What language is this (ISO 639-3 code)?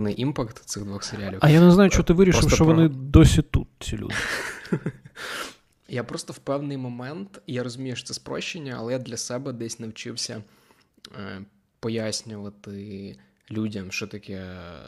ukr